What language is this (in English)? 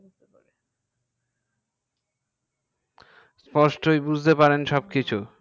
Bangla